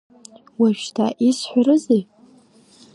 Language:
Abkhazian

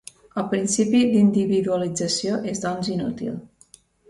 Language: Catalan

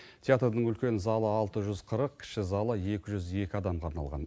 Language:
Kazakh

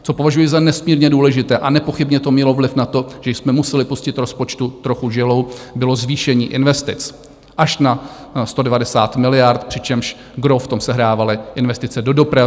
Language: Czech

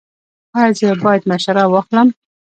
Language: Pashto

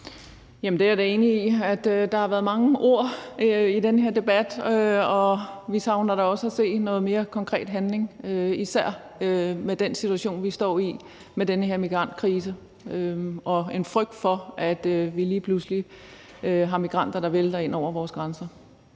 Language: Danish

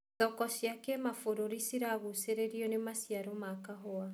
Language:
Kikuyu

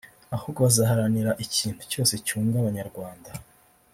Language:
Kinyarwanda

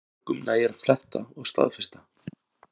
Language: Icelandic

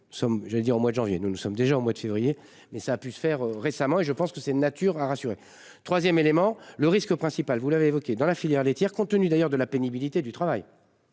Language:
French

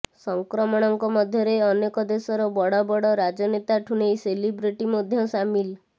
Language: Odia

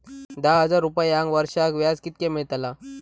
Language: Marathi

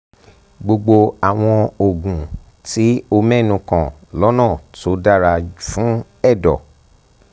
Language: Yoruba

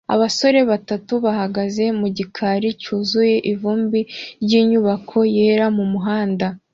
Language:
Kinyarwanda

